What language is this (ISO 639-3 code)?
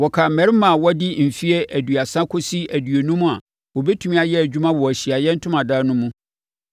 aka